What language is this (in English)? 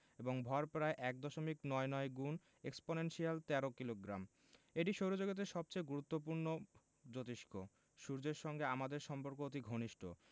Bangla